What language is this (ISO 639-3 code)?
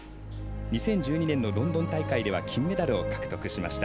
jpn